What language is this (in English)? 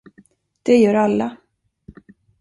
Swedish